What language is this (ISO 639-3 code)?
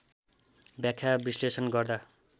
nep